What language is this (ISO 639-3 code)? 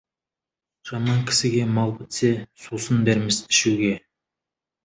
kaz